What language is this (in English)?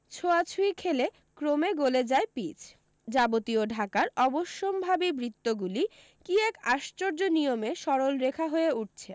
Bangla